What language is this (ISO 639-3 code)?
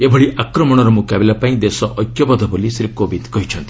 ori